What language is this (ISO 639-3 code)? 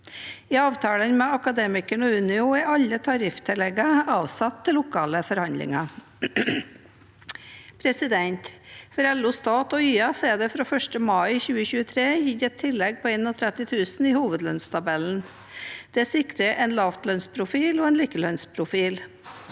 nor